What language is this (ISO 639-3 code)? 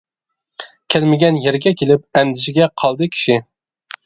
uig